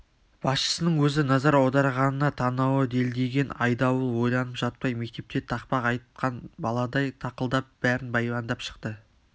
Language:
Kazakh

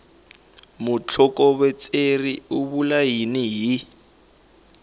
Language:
Tsonga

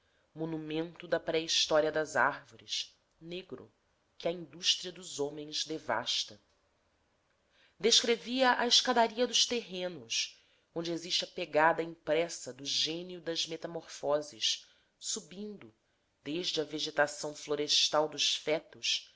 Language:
Portuguese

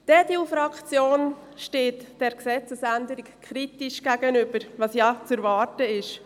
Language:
Swiss German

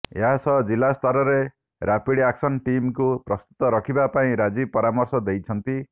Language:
Odia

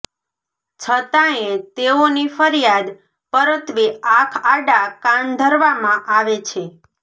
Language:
Gujarati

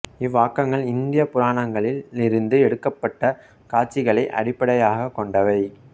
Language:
Tamil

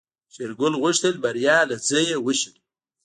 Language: Pashto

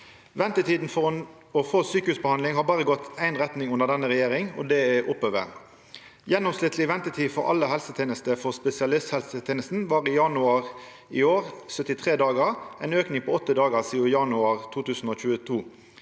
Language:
Norwegian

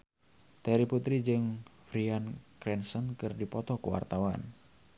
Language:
Sundanese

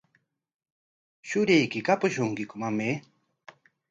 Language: Corongo Ancash Quechua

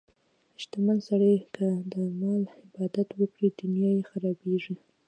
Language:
Pashto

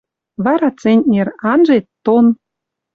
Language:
Western Mari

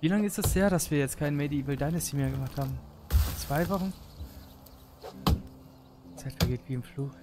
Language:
German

